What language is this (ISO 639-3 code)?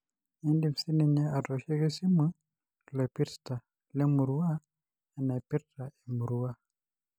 mas